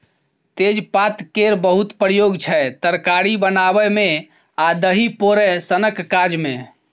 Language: Maithili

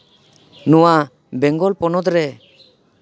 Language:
Santali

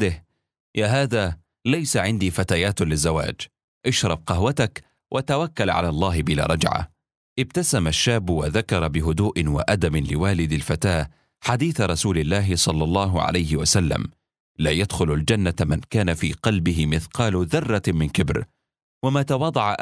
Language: Arabic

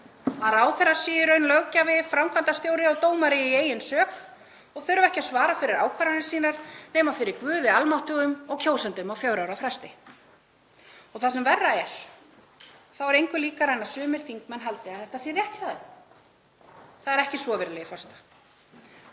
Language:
Icelandic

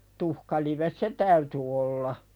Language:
Finnish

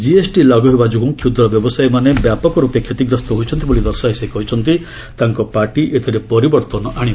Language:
Odia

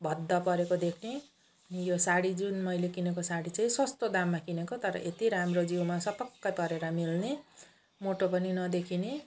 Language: Nepali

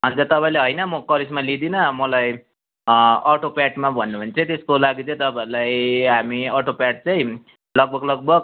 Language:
Nepali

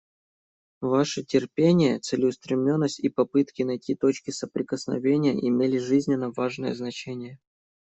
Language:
Russian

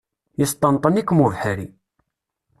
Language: Kabyle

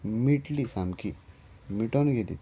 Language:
Konkani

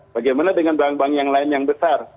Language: Indonesian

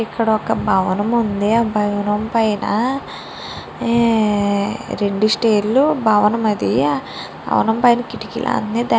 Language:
Telugu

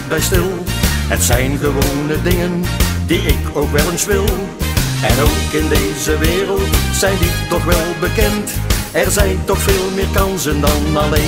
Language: Dutch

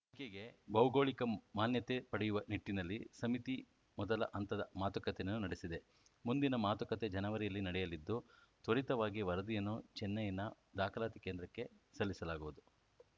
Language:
Kannada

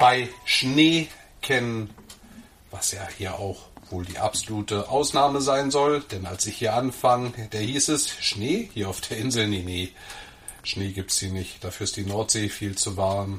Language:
German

